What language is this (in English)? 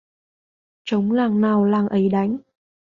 Vietnamese